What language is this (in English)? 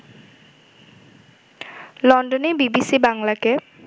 Bangla